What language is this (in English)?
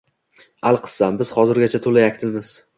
Uzbek